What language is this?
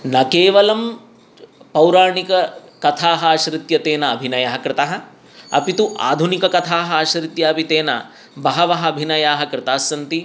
Sanskrit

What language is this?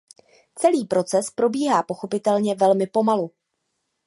Czech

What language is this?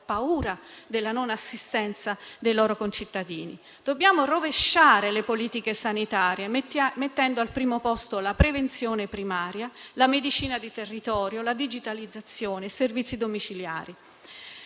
Italian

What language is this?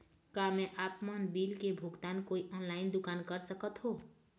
Chhattisgarhi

